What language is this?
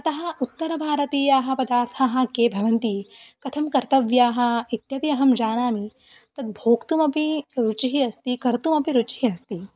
Sanskrit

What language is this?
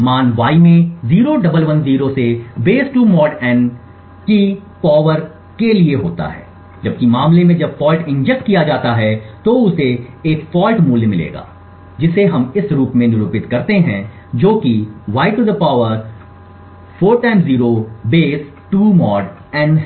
Hindi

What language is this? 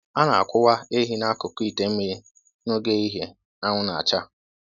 Igbo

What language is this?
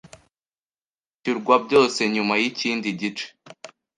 Kinyarwanda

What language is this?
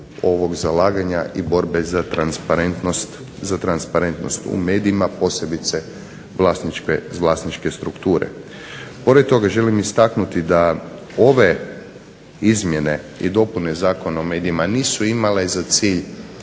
Croatian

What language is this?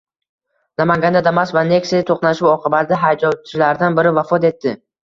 Uzbek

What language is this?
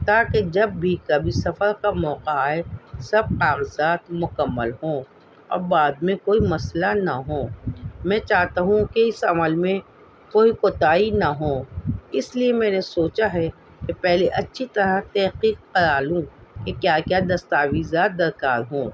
Urdu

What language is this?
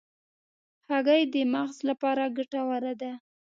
Pashto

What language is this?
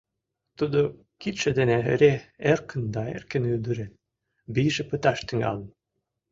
Mari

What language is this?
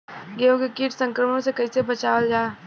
Bhojpuri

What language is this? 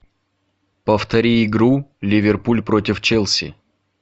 Russian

